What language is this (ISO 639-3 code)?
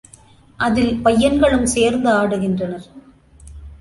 tam